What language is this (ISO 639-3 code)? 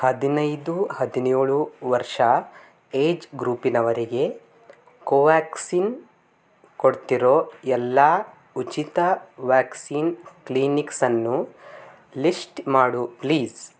kan